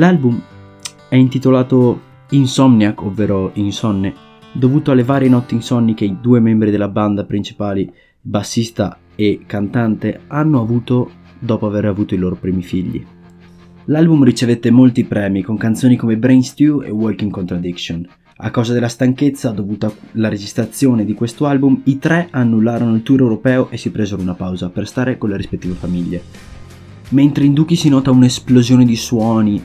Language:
Italian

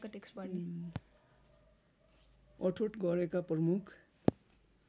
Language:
Nepali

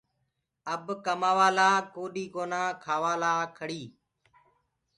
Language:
Gurgula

